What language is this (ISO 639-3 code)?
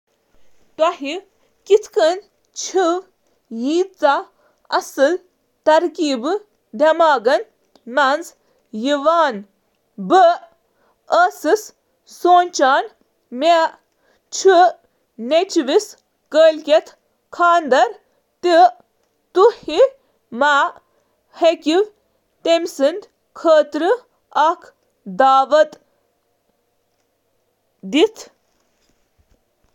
kas